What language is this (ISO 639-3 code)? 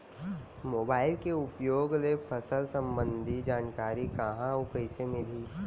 hne